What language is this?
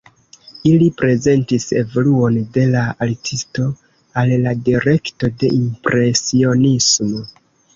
Esperanto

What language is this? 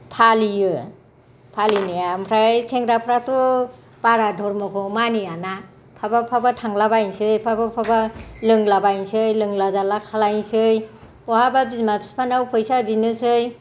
Bodo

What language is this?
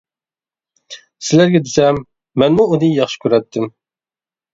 Uyghur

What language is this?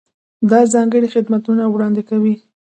Pashto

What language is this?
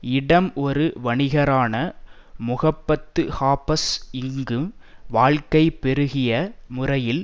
Tamil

